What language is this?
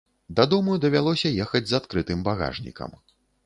Belarusian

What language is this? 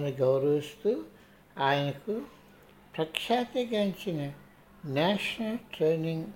Telugu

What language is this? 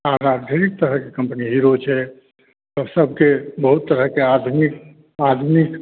Maithili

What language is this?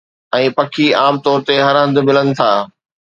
Sindhi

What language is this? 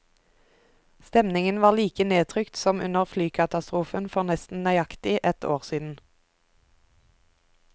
Norwegian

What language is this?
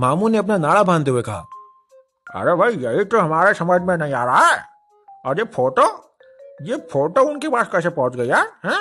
Hindi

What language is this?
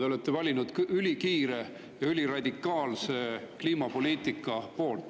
Estonian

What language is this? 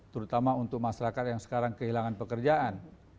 Indonesian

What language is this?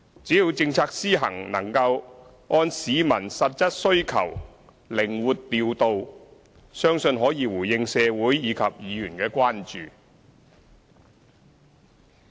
Cantonese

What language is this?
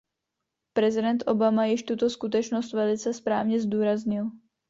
Czech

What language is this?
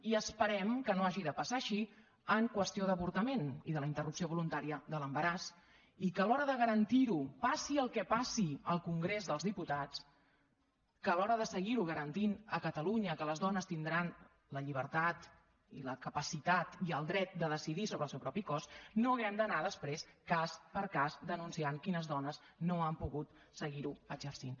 Catalan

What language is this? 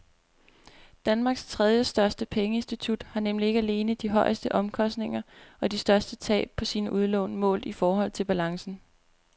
Danish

